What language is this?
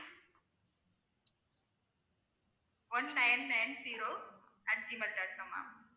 Tamil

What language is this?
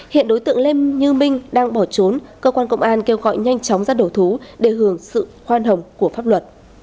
Vietnamese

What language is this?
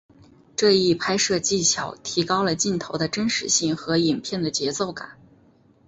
Chinese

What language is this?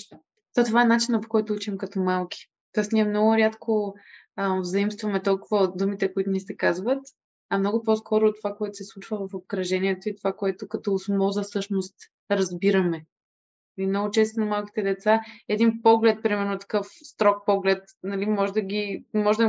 Bulgarian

